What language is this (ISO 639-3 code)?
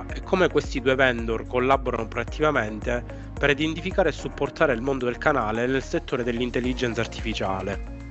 ita